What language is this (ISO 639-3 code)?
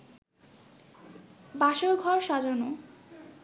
ben